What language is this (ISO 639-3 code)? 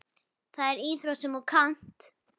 isl